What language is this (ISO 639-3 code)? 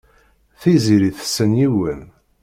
kab